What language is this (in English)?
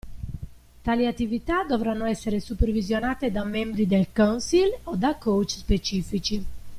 Italian